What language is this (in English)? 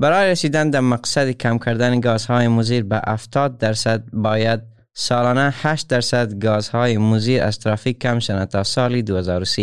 Persian